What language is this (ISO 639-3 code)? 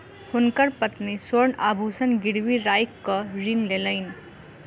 mai